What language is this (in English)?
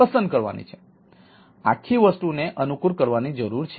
Gujarati